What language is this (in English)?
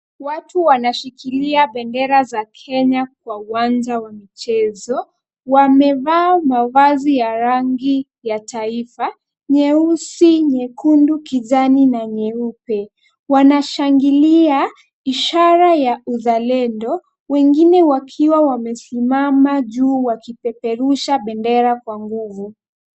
Swahili